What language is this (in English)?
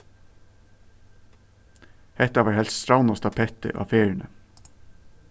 Faroese